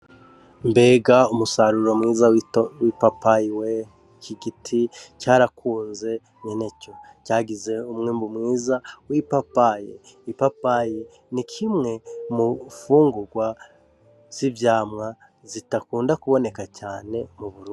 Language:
Rundi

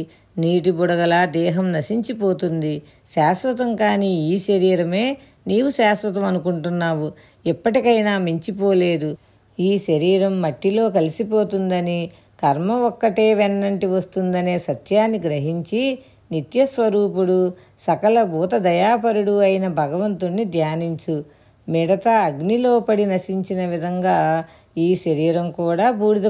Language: Telugu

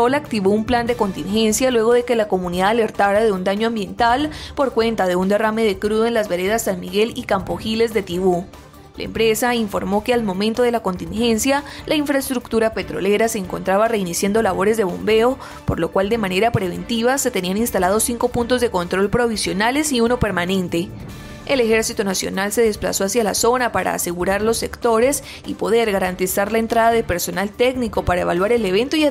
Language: Spanish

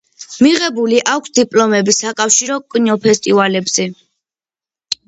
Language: Georgian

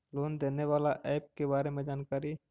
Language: Magahi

